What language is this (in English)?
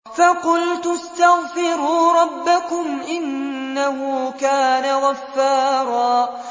Arabic